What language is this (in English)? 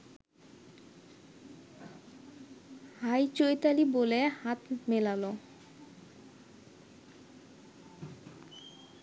Bangla